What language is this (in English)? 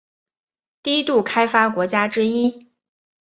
Chinese